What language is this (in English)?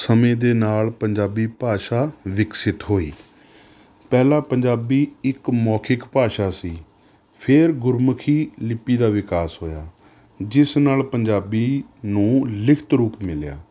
Punjabi